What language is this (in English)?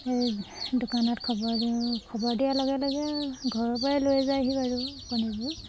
Assamese